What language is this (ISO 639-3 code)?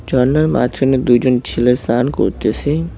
ben